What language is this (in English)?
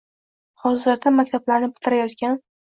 Uzbek